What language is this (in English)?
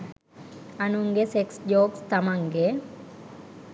Sinhala